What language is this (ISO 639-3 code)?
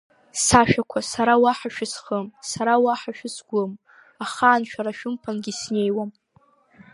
abk